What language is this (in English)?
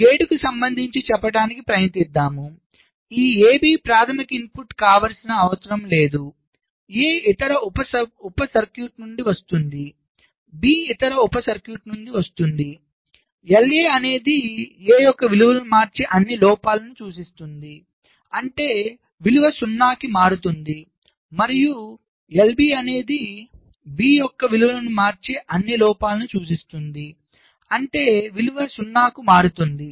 Telugu